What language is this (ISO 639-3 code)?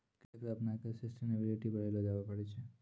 mai